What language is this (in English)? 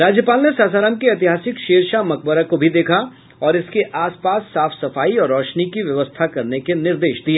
Hindi